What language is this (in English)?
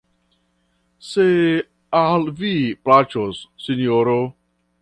Esperanto